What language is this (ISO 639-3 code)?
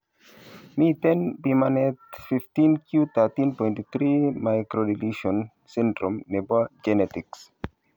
kln